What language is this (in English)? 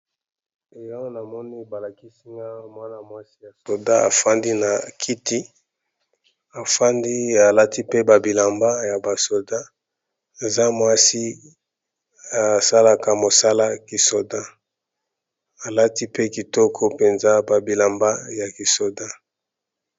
Lingala